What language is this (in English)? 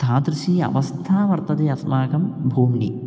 Sanskrit